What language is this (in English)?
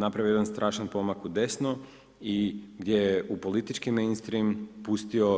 Croatian